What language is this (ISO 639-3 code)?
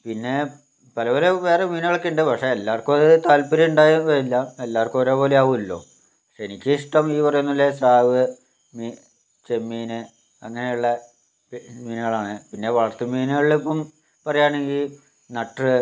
mal